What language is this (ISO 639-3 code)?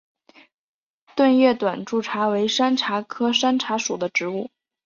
zho